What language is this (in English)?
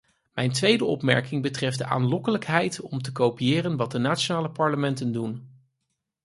Dutch